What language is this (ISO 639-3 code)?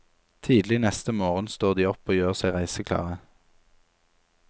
nor